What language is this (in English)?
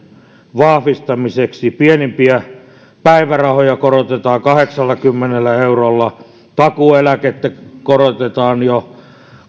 Finnish